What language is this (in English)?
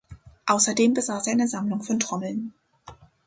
German